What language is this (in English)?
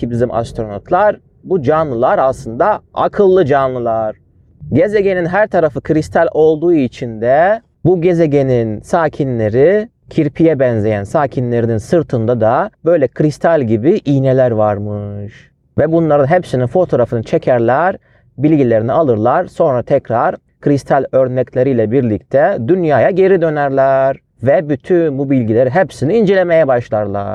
Turkish